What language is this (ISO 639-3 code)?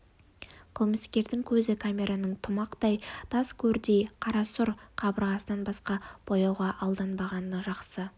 kaz